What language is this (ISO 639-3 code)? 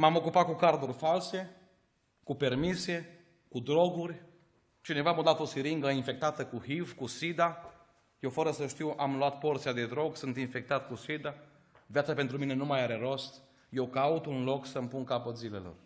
ron